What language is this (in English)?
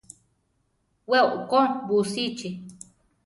Central Tarahumara